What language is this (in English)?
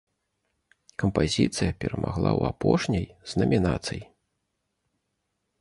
Belarusian